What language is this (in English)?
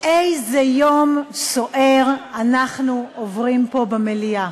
Hebrew